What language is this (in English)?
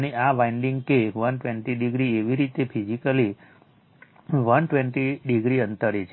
Gujarati